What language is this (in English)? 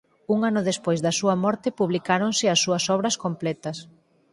Galician